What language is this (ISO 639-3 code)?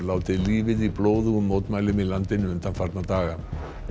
isl